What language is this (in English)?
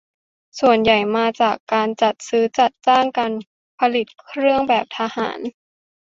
Thai